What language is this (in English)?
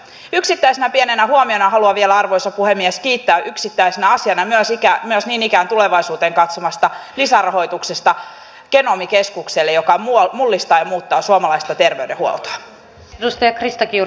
Finnish